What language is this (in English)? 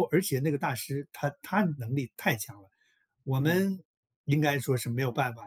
Chinese